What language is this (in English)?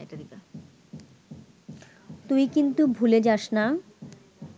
Bangla